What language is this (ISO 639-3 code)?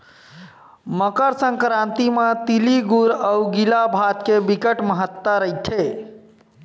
hne